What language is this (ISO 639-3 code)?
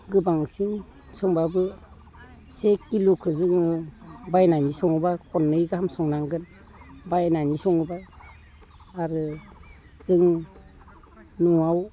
brx